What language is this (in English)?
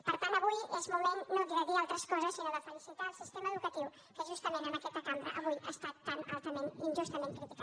Catalan